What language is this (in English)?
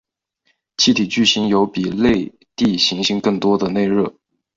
Chinese